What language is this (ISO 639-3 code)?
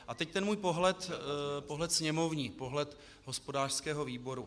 ces